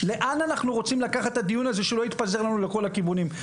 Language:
Hebrew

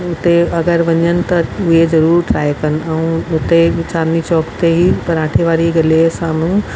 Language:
Sindhi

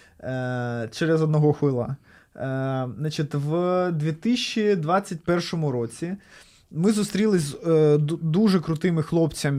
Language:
Ukrainian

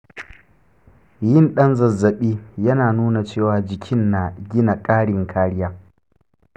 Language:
Hausa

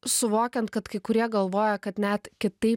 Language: Lithuanian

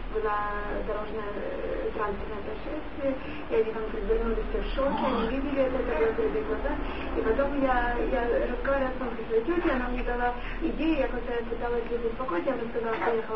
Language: Russian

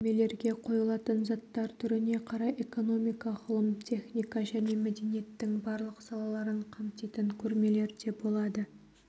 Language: Kazakh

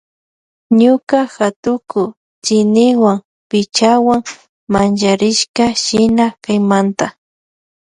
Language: Loja Highland Quichua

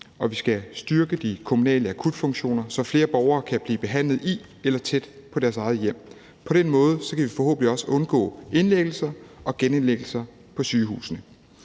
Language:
Danish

